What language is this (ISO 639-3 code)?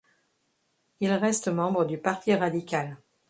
fra